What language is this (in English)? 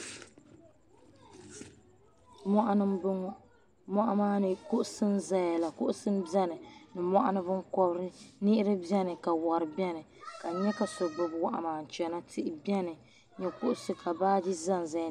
Dagbani